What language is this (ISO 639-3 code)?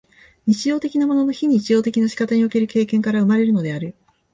jpn